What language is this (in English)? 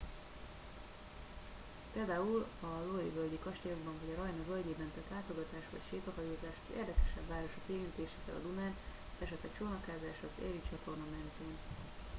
Hungarian